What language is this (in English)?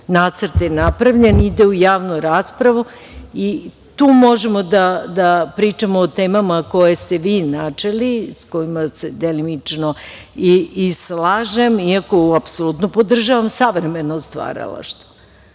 Serbian